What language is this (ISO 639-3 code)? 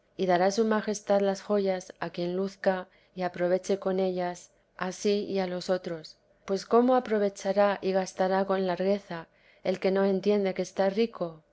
spa